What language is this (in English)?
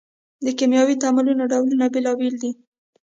Pashto